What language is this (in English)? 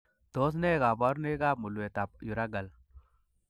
Kalenjin